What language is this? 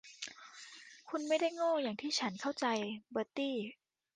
Thai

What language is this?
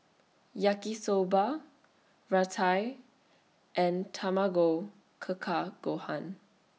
English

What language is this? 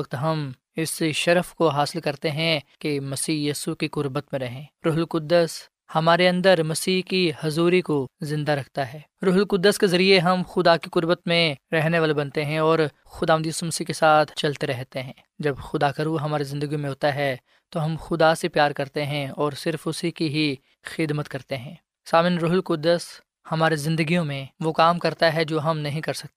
Urdu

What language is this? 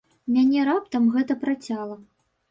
Belarusian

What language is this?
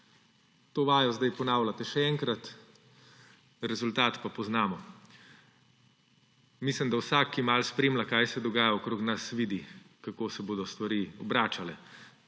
Slovenian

